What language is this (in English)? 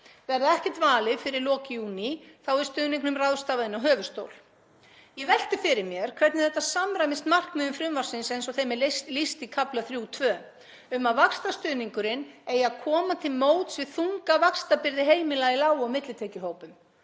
Icelandic